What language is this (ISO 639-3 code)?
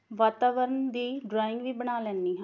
pan